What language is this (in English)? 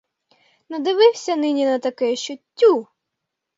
Ukrainian